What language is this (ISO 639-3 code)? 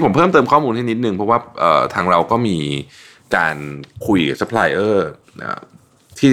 tha